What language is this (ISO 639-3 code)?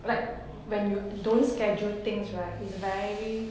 eng